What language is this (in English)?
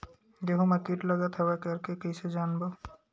Chhattisgarhi